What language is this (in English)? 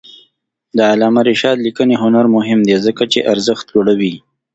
Pashto